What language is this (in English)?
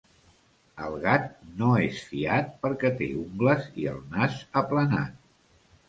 Catalan